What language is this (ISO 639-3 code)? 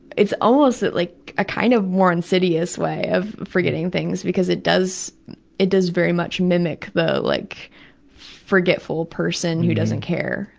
eng